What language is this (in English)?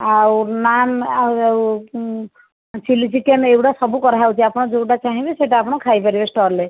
Odia